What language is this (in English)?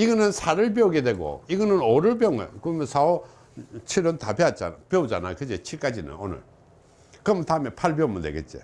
Korean